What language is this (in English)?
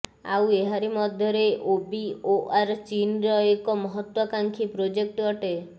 Odia